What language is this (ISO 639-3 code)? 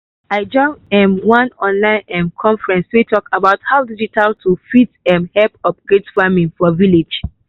pcm